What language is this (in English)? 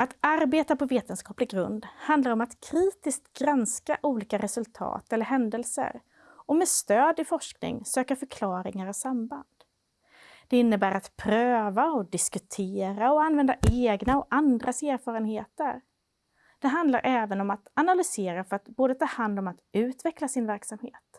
Swedish